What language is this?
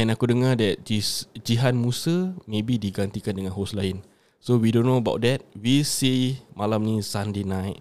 Malay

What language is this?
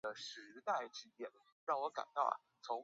Chinese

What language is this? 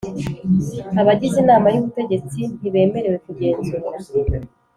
Kinyarwanda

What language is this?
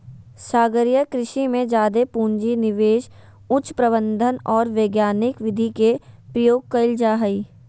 Magahi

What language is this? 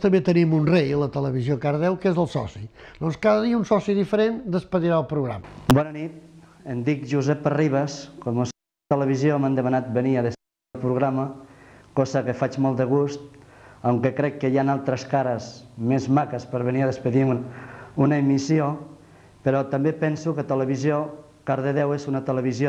Spanish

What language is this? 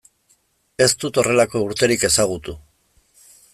Basque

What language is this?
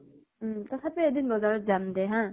Assamese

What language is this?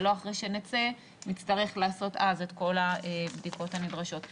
Hebrew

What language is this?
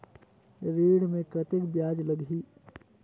Chhattisgarhi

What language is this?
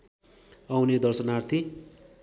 Nepali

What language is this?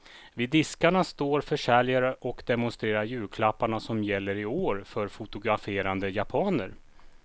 Swedish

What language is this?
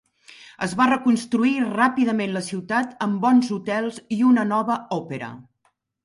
Catalan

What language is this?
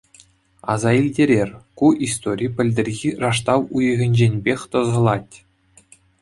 Chuvash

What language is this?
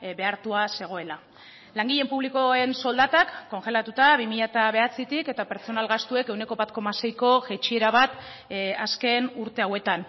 Basque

